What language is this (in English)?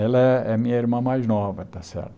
Portuguese